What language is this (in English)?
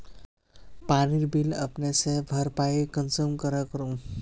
Magahi